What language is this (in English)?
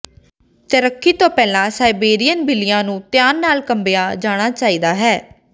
Punjabi